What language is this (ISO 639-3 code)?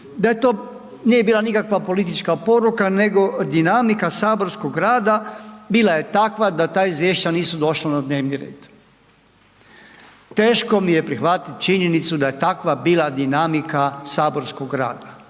hrv